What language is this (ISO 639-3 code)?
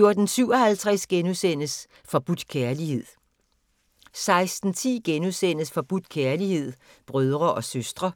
dan